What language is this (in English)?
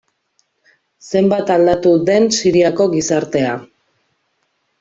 Basque